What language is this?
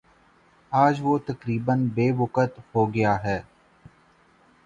Urdu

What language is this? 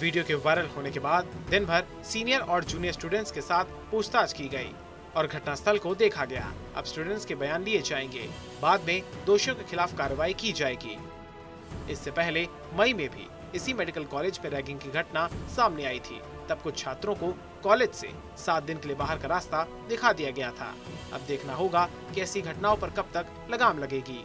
Hindi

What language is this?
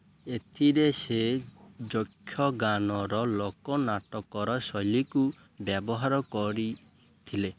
Odia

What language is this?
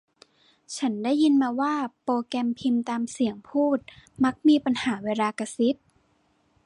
Thai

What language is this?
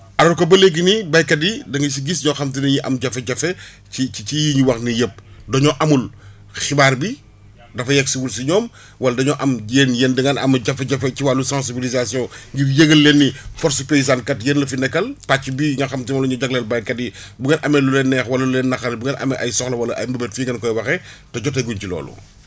Wolof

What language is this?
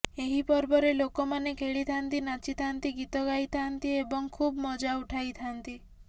Odia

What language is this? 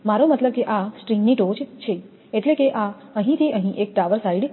Gujarati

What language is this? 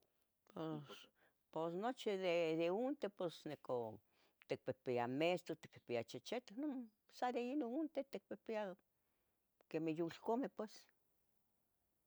Tetelcingo Nahuatl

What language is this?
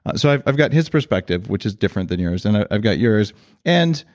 English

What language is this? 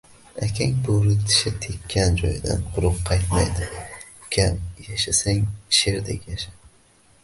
Uzbek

